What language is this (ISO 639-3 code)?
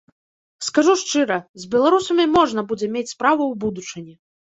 bel